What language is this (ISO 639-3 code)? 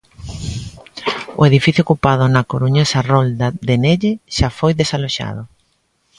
glg